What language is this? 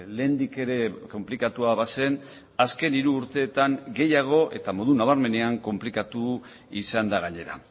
Basque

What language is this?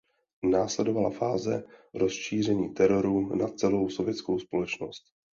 Czech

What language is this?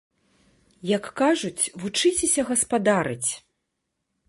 Belarusian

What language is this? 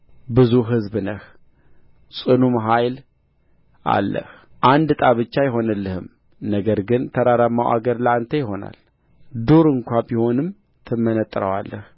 Amharic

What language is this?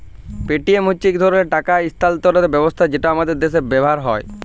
Bangla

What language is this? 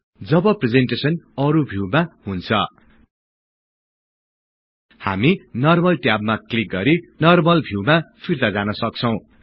Nepali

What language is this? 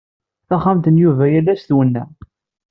Kabyle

